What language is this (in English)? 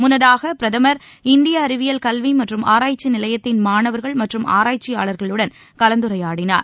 Tamil